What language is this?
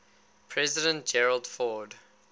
English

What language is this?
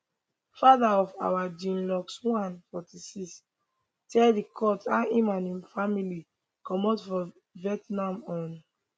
Nigerian Pidgin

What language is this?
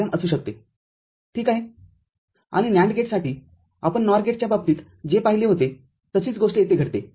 Marathi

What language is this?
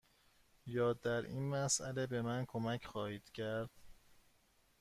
Persian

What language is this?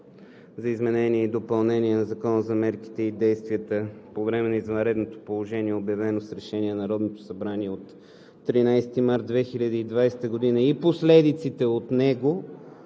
Bulgarian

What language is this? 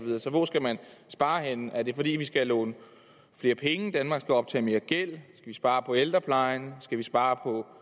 Danish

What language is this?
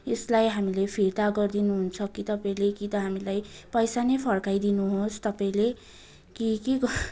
Nepali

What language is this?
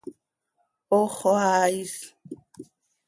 Seri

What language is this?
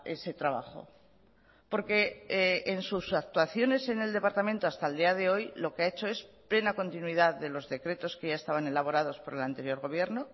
Spanish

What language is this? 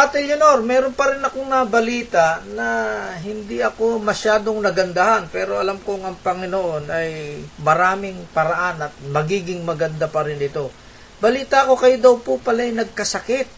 Filipino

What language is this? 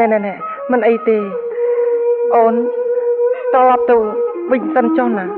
Vietnamese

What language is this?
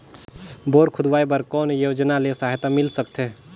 Chhattisgarhi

